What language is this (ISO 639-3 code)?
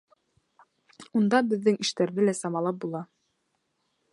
bak